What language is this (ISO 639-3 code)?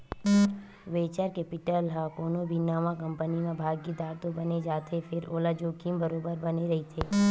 hne